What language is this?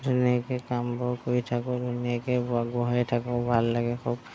Assamese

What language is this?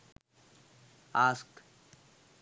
Sinhala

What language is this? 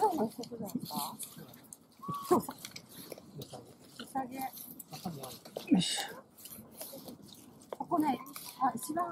Japanese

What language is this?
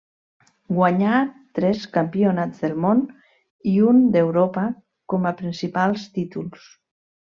Catalan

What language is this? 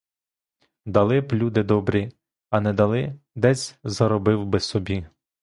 Ukrainian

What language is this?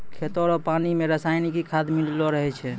Maithili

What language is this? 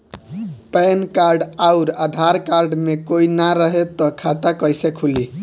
Bhojpuri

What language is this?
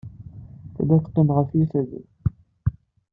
Kabyle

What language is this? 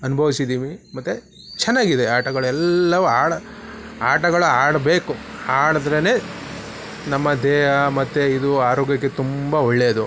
Kannada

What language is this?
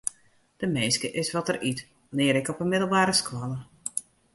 Western Frisian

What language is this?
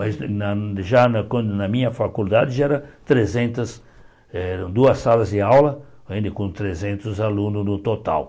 Portuguese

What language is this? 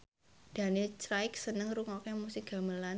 Javanese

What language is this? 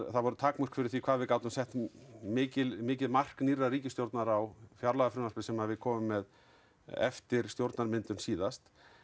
Icelandic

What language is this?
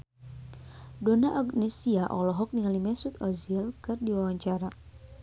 Sundanese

